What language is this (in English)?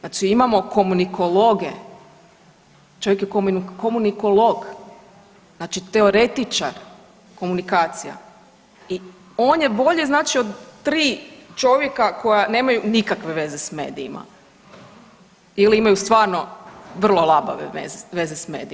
Croatian